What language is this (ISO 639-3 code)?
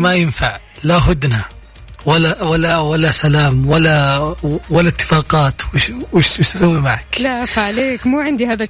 ara